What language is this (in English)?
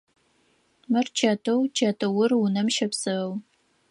Adyghe